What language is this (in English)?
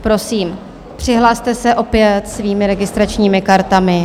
Czech